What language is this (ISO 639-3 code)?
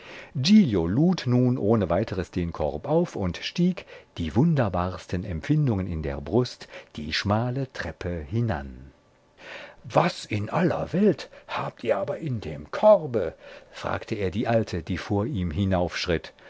deu